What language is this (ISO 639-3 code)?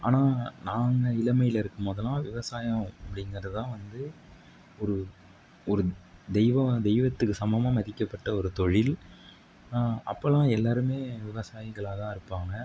tam